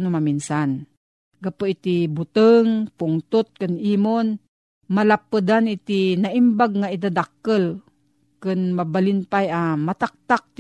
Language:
Filipino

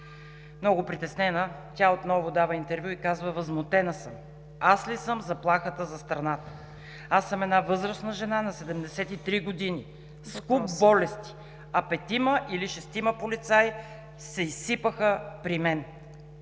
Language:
Bulgarian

